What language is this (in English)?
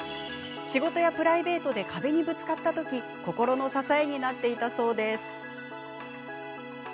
Japanese